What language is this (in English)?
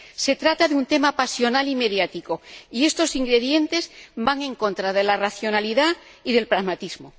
Spanish